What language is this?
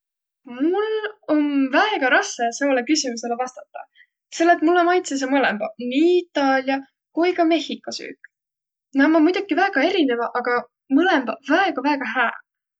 Võro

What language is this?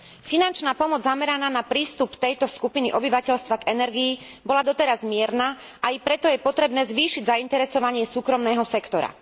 Slovak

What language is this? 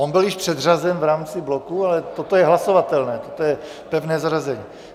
Czech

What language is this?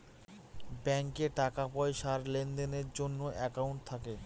Bangla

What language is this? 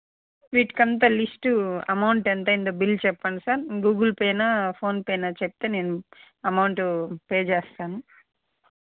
Telugu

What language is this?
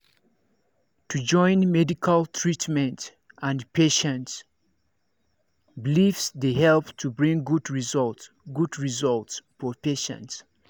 Nigerian Pidgin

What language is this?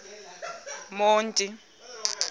Xhosa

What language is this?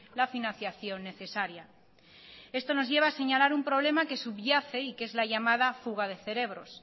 Spanish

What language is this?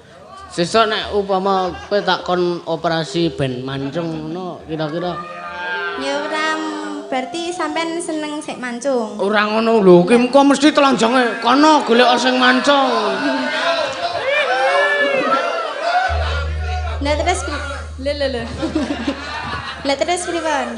Indonesian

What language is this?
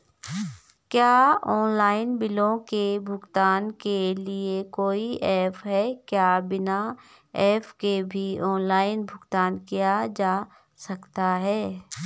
Hindi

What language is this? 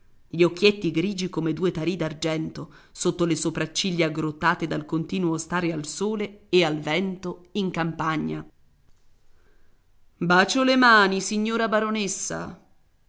Italian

